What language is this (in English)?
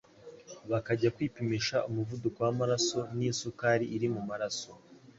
Kinyarwanda